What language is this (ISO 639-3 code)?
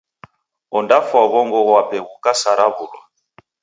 dav